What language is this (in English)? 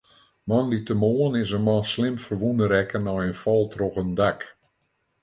Western Frisian